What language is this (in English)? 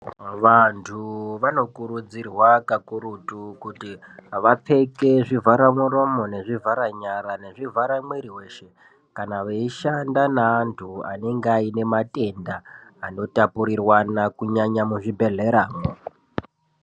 Ndau